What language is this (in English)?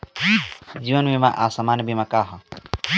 Bhojpuri